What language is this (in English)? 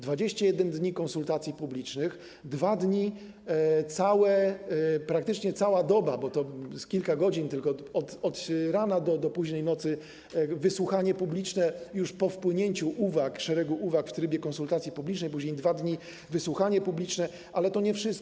Polish